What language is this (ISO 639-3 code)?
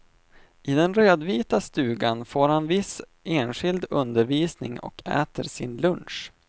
swe